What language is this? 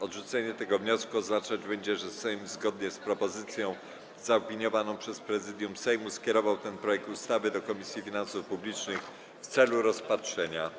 Polish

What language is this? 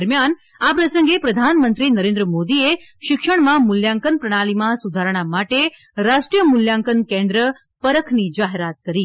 Gujarati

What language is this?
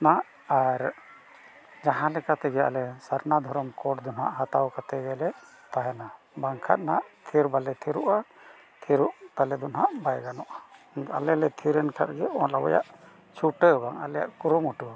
Santali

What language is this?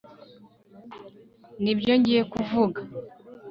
Kinyarwanda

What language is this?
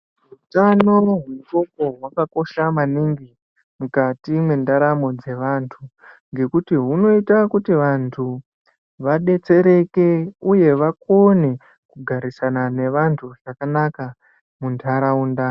Ndau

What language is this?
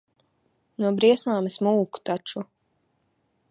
Latvian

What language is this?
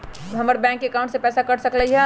Magahi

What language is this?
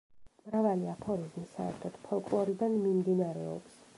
Georgian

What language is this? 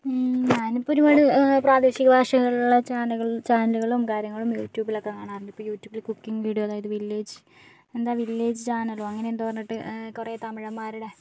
Malayalam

